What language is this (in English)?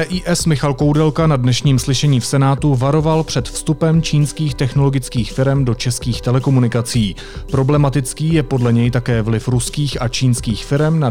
Czech